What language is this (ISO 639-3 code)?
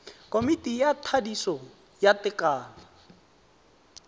tsn